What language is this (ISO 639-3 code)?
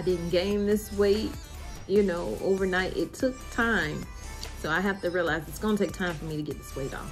eng